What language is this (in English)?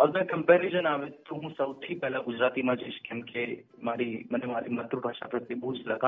Gujarati